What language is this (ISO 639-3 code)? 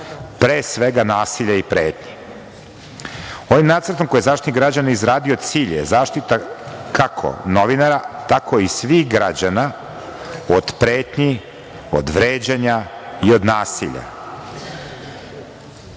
srp